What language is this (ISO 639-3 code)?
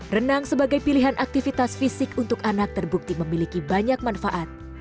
ind